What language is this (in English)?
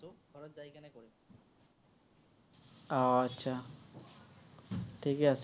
Assamese